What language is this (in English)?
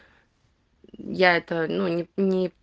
Russian